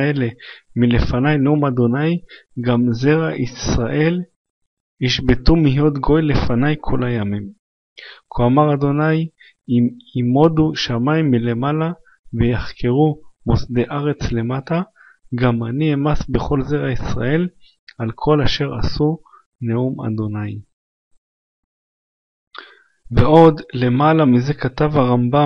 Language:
Hebrew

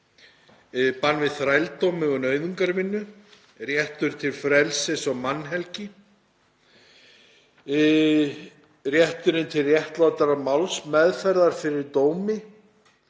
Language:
Icelandic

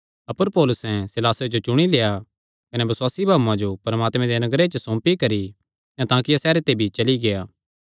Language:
Kangri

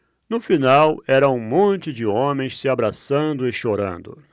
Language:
Portuguese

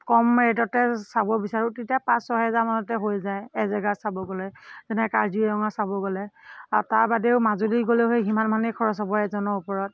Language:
Assamese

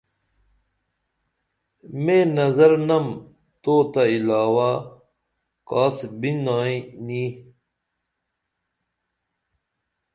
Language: Dameli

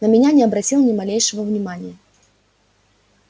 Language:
Russian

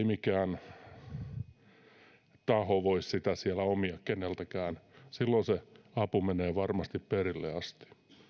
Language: Finnish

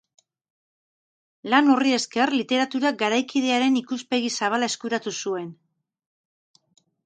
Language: Basque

